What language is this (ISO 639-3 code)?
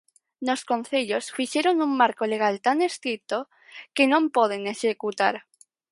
glg